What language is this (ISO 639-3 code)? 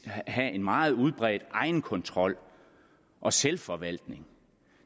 dan